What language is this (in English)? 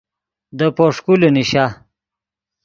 Yidgha